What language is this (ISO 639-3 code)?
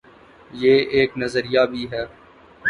urd